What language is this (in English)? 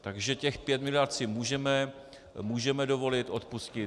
Czech